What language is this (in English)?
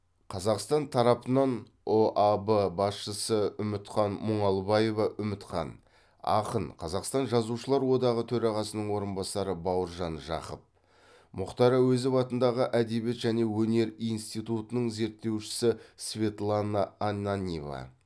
Kazakh